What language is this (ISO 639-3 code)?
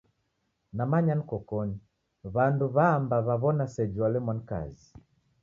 dav